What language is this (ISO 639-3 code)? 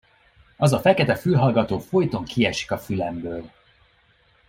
hun